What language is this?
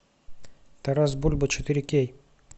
Russian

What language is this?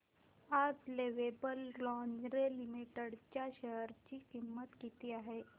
Marathi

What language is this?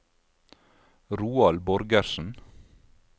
Norwegian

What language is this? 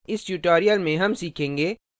Hindi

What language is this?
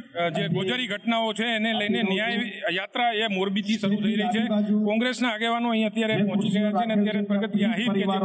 Gujarati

